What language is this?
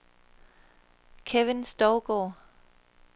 Danish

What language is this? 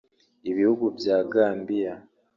Kinyarwanda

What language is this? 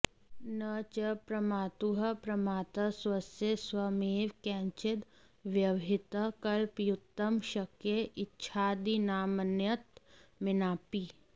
Sanskrit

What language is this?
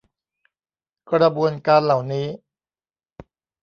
Thai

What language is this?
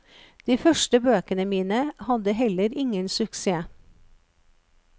Norwegian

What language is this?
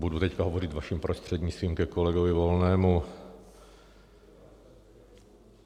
Czech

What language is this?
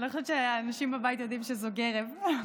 Hebrew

